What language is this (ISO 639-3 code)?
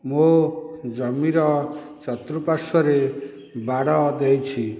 ori